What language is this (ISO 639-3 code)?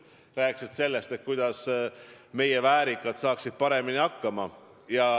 est